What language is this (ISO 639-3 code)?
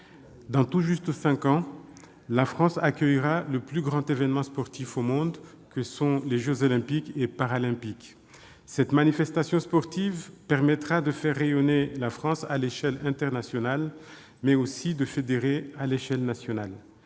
fra